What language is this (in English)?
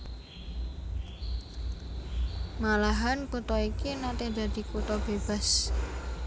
Javanese